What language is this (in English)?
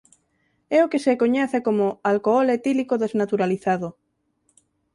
Galician